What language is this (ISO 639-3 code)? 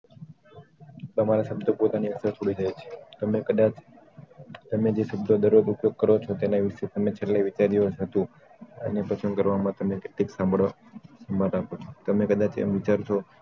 guj